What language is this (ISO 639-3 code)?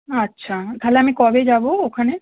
ben